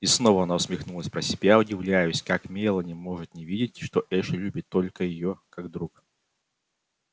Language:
Russian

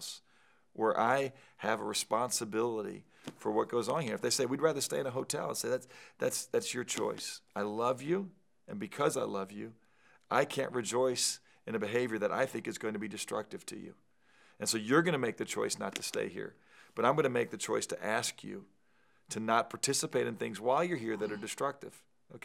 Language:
English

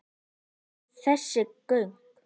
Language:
Icelandic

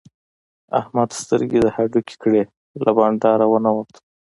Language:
Pashto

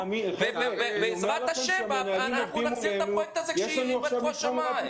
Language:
Hebrew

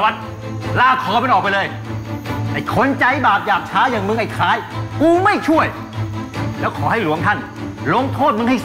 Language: Thai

